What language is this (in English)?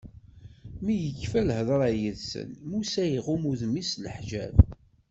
Kabyle